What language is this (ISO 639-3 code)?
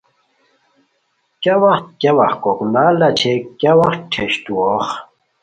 khw